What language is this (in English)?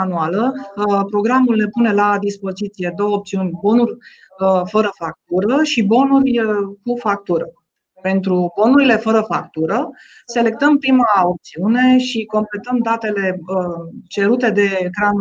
Romanian